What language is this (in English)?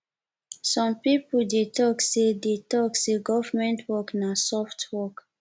Nigerian Pidgin